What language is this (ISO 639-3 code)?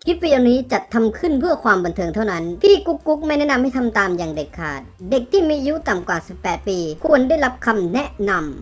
tha